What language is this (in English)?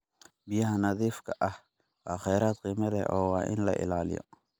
Somali